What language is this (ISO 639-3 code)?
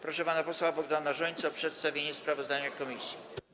pol